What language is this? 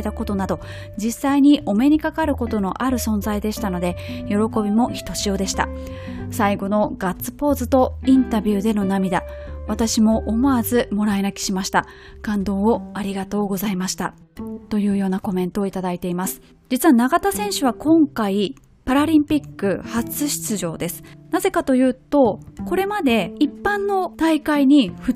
Japanese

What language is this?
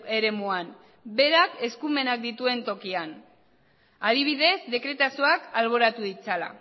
Basque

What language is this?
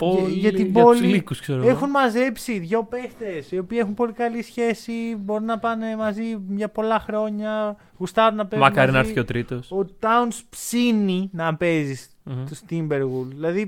Greek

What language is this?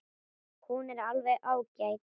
Icelandic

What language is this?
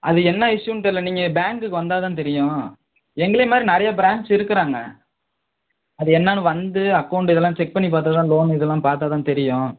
Tamil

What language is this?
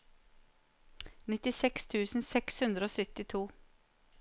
Norwegian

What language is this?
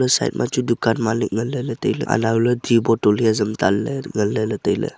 Wancho Naga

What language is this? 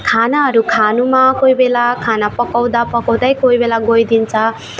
Nepali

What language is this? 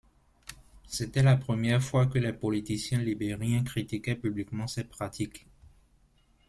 French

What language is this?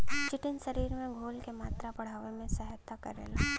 Bhojpuri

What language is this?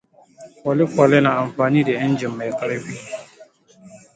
Hausa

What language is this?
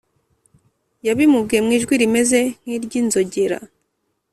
Kinyarwanda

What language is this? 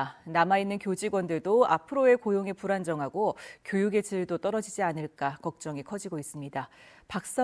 Korean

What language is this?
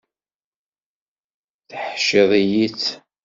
Kabyle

